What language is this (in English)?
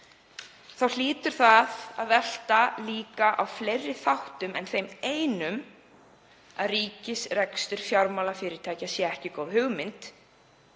Icelandic